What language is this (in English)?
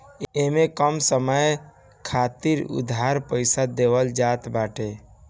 Bhojpuri